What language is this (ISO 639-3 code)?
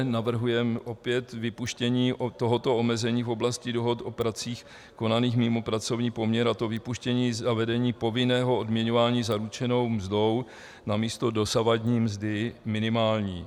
ces